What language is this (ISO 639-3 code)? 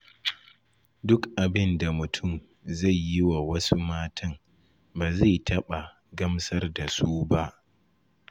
hau